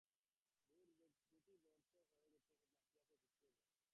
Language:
Bangla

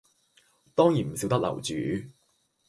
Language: Cantonese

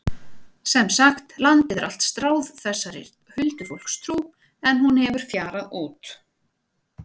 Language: Icelandic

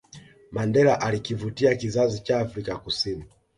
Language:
Swahili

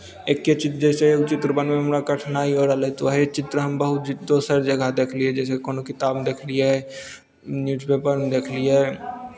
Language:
Maithili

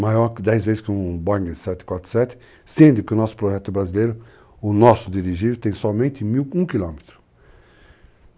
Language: Portuguese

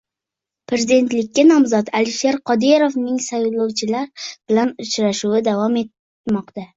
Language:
Uzbek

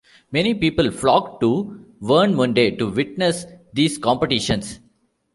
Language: English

